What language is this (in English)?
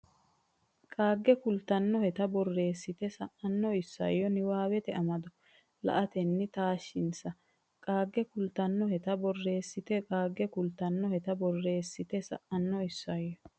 Sidamo